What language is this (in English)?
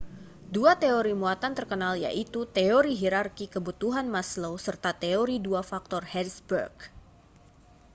Indonesian